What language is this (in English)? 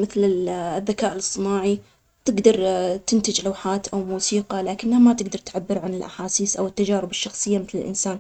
Omani Arabic